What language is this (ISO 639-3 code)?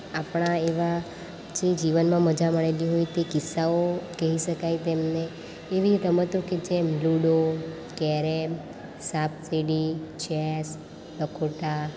guj